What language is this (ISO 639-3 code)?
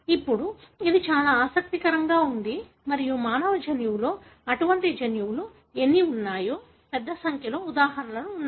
tel